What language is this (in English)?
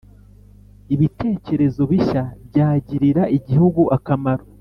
Kinyarwanda